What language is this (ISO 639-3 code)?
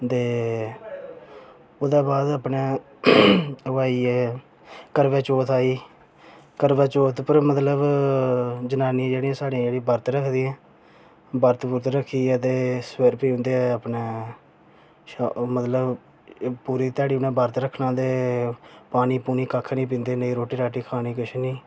doi